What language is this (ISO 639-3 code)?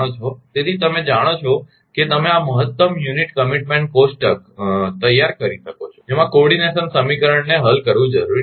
guj